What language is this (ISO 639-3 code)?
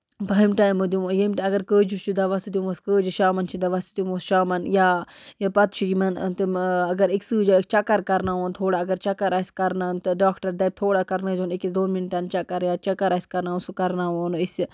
kas